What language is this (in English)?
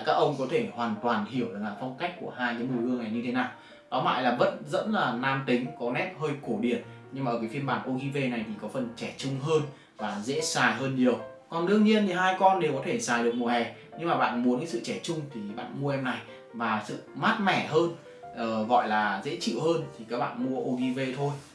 Vietnamese